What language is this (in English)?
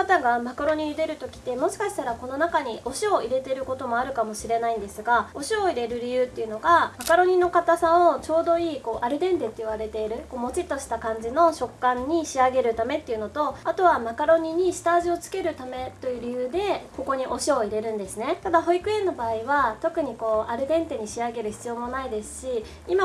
Japanese